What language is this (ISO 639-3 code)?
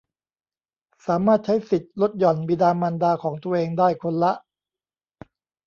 tha